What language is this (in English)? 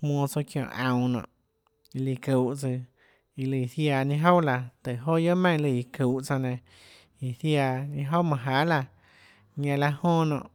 Tlacoatzintepec Chinantec